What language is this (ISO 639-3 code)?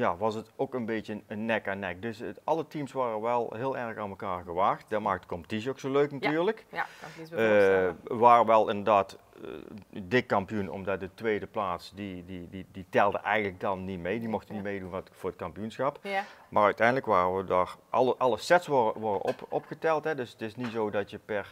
nld